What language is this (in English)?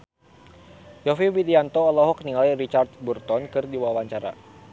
Sundanese